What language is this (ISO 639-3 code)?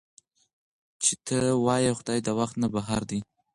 pus